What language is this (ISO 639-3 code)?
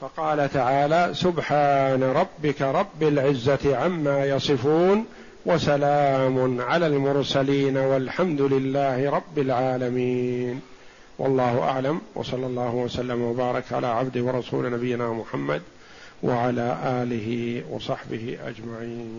ara